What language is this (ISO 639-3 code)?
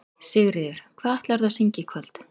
isl